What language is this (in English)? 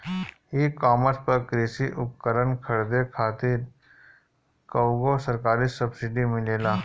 Bhojpuri